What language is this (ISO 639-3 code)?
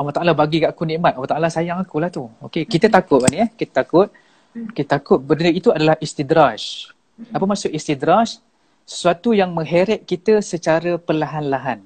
msa